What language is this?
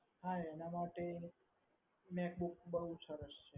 Gujarati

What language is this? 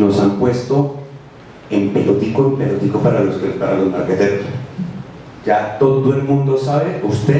Spanish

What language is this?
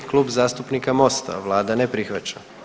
Croatian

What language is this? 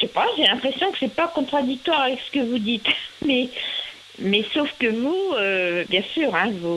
French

